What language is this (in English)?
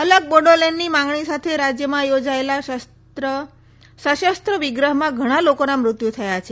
Gujarati